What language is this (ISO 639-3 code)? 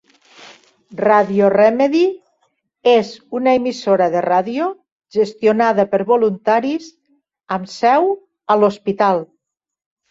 cat